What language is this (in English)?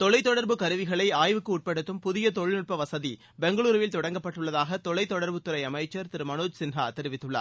Tamil